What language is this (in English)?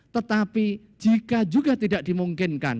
Indonesian